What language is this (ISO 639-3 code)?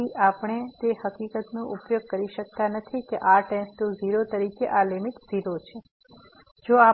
guj